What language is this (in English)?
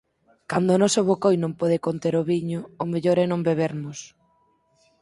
Galician